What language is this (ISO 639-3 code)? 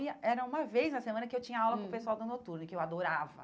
por